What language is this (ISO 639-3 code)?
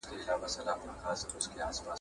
pus